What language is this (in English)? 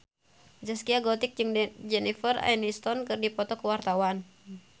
Sundanese